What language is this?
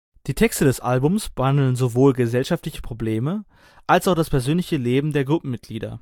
German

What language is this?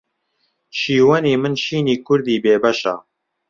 Central Kurdish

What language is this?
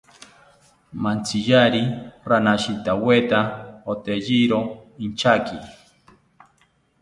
South Ucayali Ashéninka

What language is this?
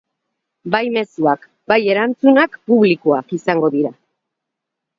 Basque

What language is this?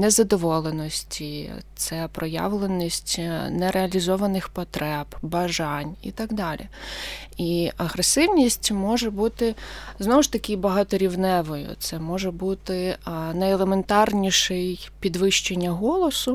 Ukrainian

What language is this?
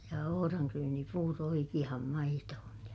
Finnish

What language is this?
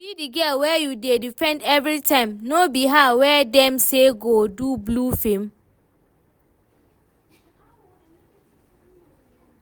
Nigerian Pidgin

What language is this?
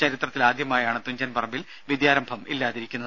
Malayalam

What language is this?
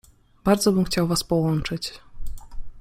Polish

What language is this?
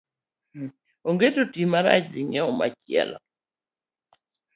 Luo (Kenya and Tanzania)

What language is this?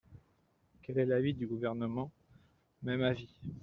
French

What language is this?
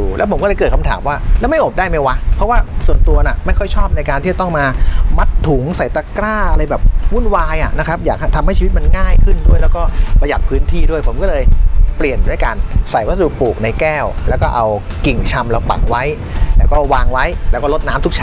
Thai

